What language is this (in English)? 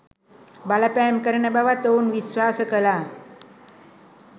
Sinhala